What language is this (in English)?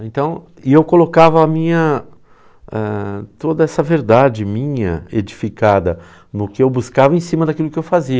Portuguese